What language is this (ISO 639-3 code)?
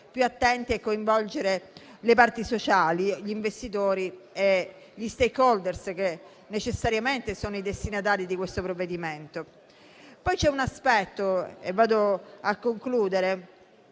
ita